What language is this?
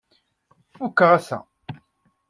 Kabyle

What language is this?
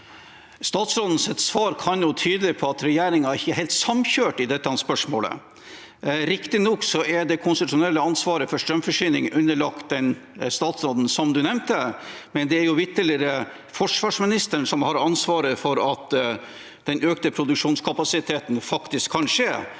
Norwegian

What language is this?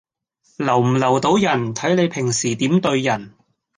Cantonese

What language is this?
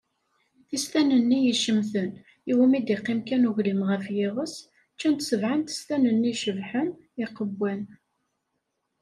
Kabyle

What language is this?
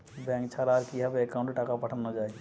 Bangla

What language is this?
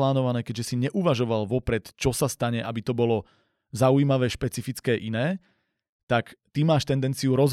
Slovak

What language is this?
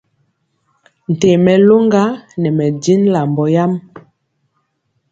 Mpiemo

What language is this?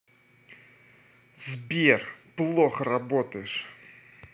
Russian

